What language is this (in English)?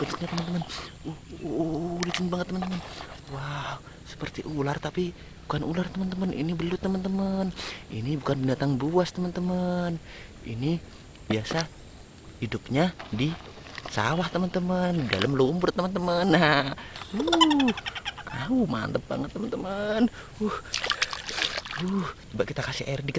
Indonesian